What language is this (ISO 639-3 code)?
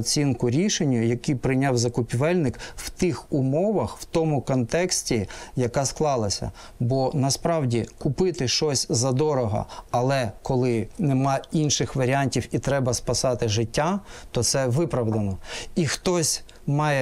ukr